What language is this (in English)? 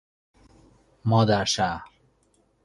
Persian